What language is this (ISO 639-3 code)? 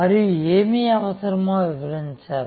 tel